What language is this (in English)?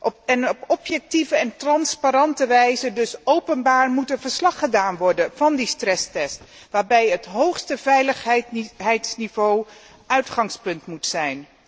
Dutch